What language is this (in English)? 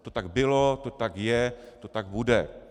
Czech